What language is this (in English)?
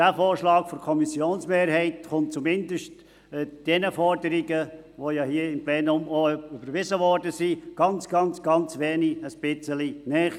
Swiss German